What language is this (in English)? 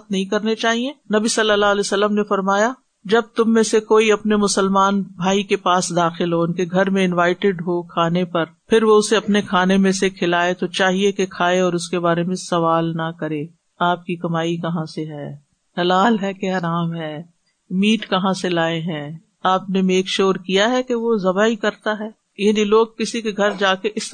Urdu